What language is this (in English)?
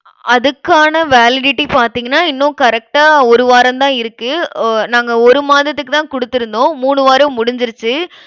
Tamil